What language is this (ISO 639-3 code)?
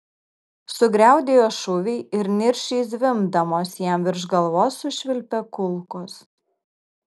lit